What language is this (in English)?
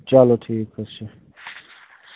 Kashmiri